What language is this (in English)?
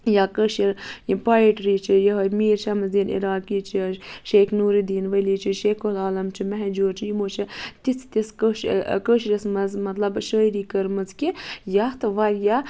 Kashmiri